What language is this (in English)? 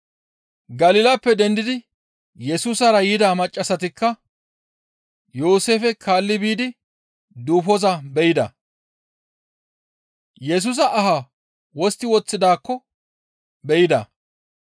Gamo